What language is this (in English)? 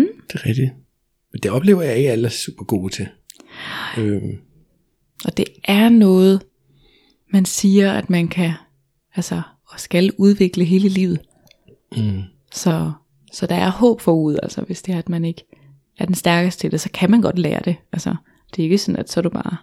Danish